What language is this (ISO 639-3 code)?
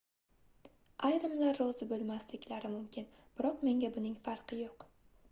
uzb